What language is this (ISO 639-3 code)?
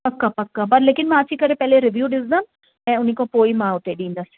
snd